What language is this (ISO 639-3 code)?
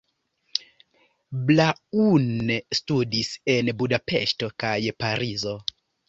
epo